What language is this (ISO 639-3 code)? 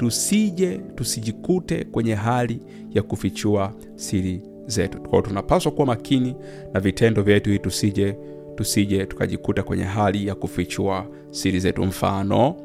swa